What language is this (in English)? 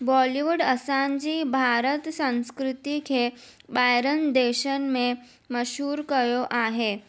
Sindhi